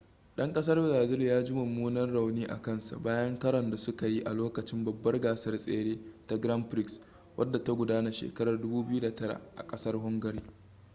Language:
Hausa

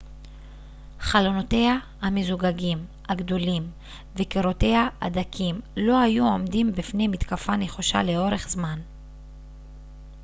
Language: Hebrew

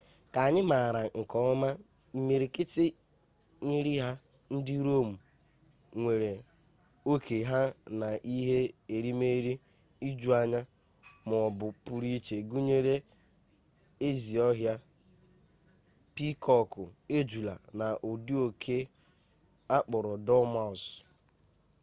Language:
Igbo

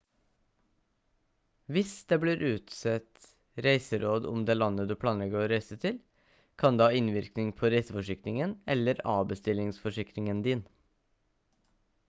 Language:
Norwegian Bokmål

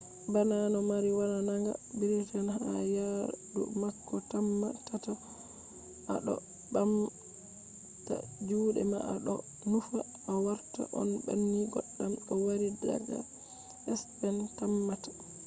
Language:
Fula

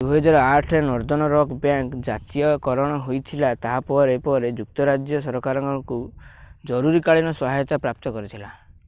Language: Odia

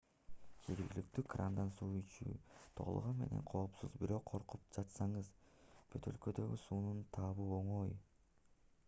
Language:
Kyrgyz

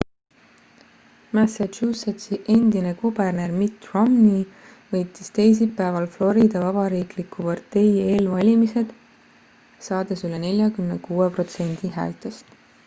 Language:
Estonian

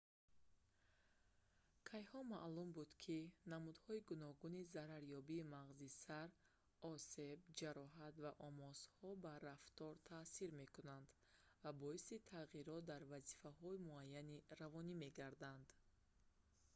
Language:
Tajik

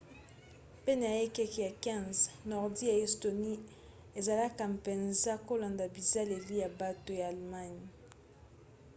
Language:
Lingala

